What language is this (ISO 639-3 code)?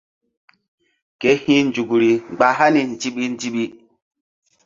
mdd